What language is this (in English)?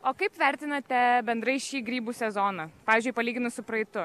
Lithuanian